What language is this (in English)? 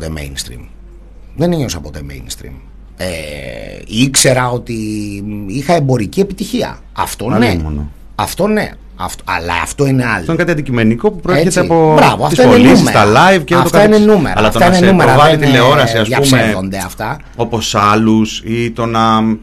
Greek